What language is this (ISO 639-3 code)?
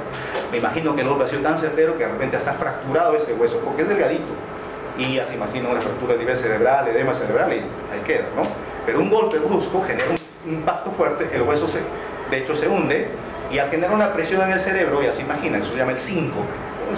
spa